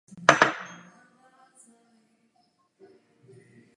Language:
Czech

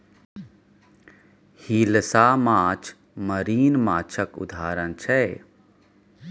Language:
Maithili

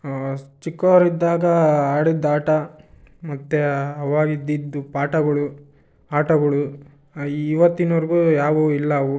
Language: Kannada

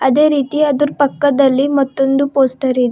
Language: Kannada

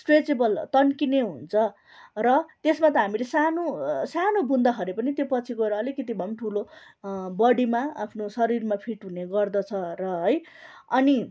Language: Nepali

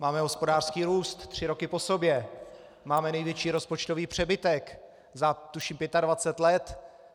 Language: Czech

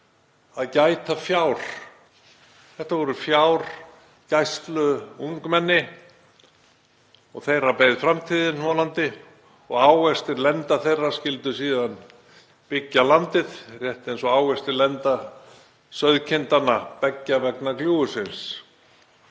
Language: Icelandic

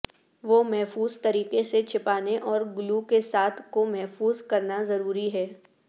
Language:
Urdu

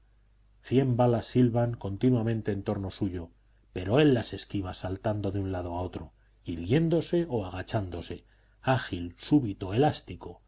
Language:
Spanish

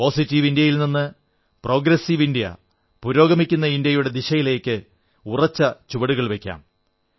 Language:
Malayalam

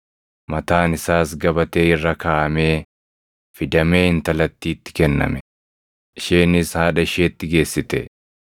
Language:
Oromo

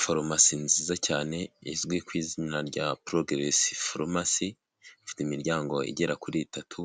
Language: Kinyarwanda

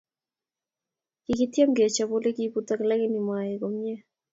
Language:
Kalenjin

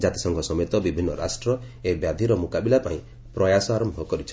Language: Odia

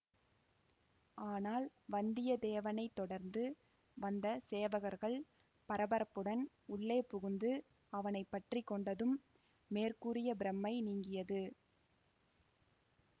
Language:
Tamil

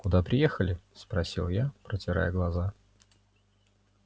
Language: Russian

